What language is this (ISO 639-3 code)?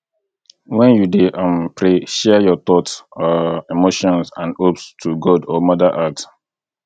pcm